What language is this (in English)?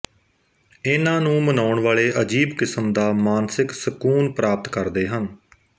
Punjabi